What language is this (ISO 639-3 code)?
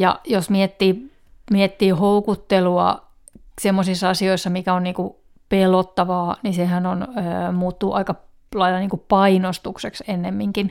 fin